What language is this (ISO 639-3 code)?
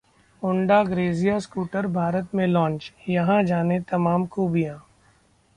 hin